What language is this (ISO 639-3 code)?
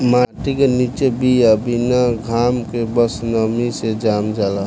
bho